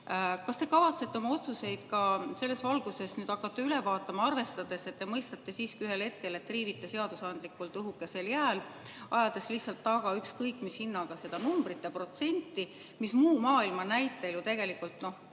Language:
Estonian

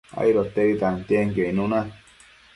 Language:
Matsés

